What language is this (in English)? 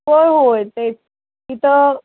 Marathi